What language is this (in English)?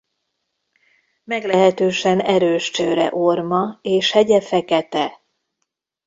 Hungarian